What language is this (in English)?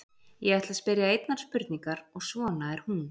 Icelandic